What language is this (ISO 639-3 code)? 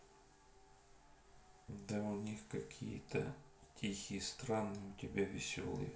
rus